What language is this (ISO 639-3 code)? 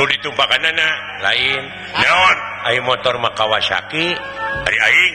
ind